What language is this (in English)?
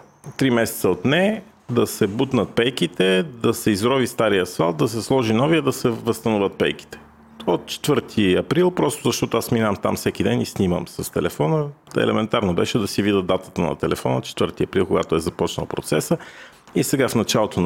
Bulgarian